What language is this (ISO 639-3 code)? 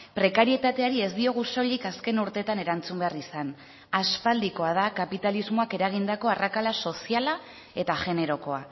eus